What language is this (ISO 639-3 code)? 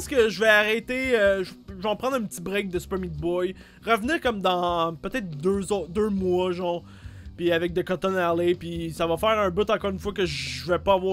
fra